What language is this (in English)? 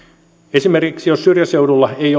Finnish